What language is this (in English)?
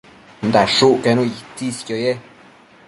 Matsés